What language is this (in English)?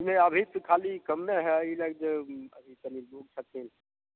Maithili